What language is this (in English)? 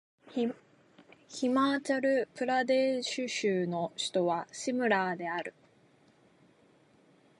Japanese